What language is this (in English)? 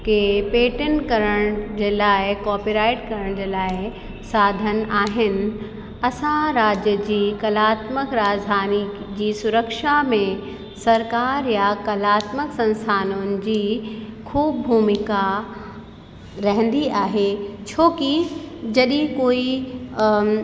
Sindhi